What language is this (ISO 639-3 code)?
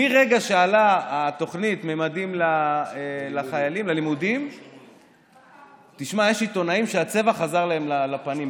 heb